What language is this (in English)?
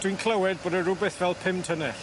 Welsh